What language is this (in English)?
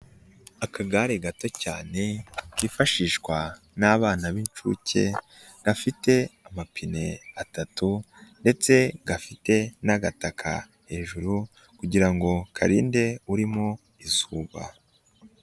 Kinyarwanda